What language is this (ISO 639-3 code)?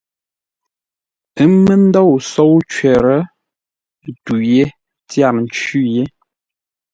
nla